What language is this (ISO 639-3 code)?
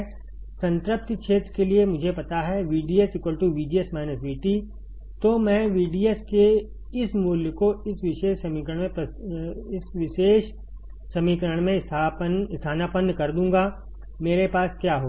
hin